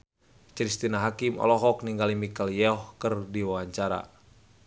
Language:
Sundanese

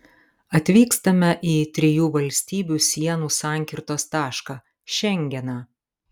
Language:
Lithuanian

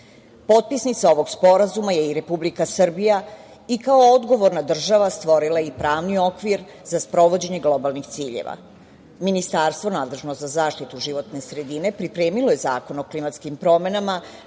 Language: Serbian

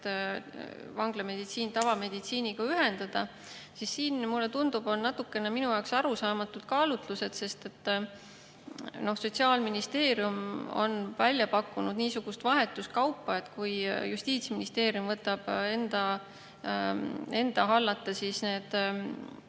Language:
Estonian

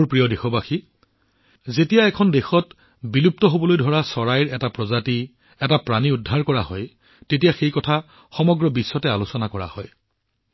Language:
Assamese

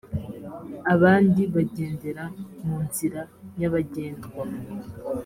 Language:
Kinyarwanda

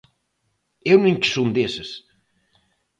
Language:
Galician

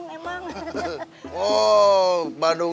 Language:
Indonesian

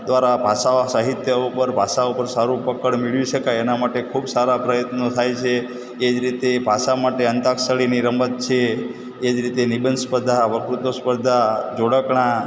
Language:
Gujarati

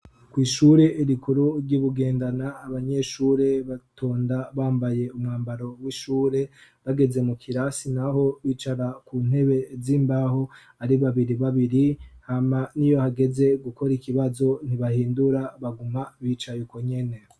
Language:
Rundi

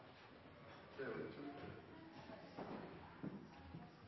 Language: Norwegian Nynorsk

